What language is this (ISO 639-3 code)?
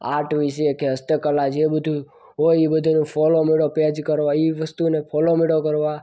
guj